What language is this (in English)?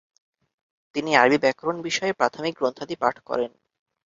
Bangla